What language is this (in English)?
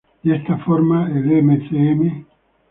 Spanish